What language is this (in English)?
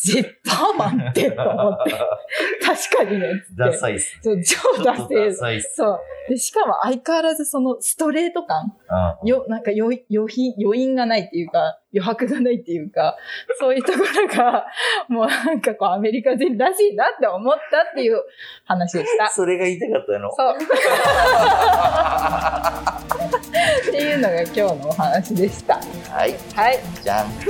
Japanese